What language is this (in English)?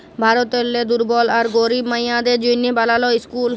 Bangla